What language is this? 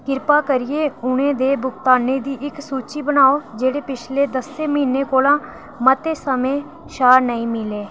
Dogri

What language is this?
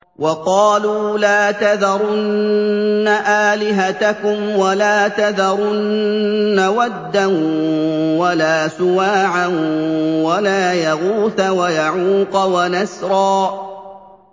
Arabic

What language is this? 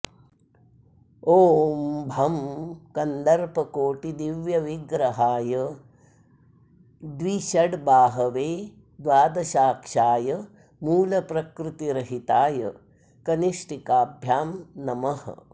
Sanskrit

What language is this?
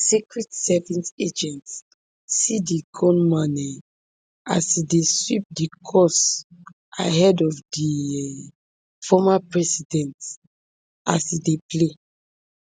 Nigerian Pidgin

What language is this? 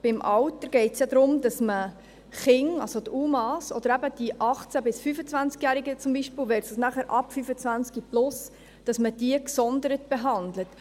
Swiss German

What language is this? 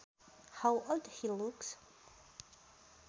Sundanese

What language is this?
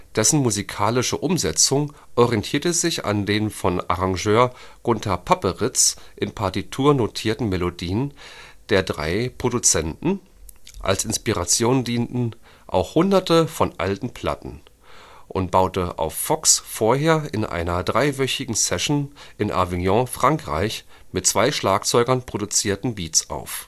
German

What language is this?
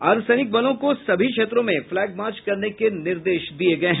Hindi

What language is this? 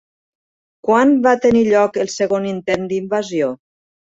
Catalan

